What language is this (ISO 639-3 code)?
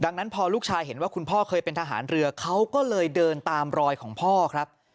tha